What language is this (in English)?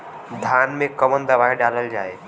Bhojpuri